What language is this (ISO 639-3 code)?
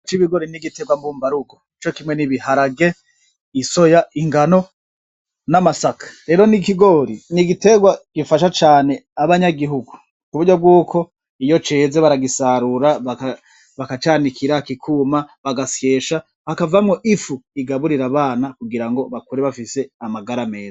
run